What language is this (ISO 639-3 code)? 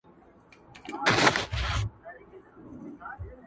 pus